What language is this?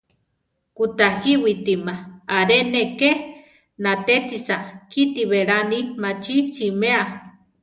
Central Tarahumara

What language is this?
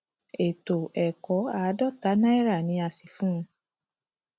Yoruba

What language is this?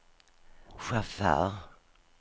Swedish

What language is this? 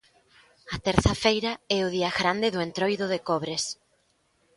Galician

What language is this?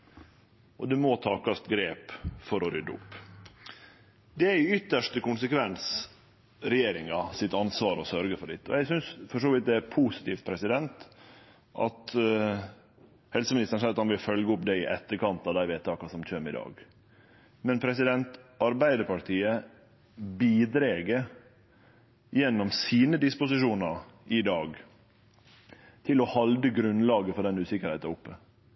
Norwegian Nynorsk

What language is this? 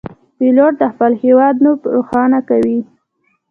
Pashto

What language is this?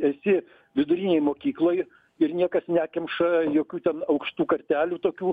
Lithuanian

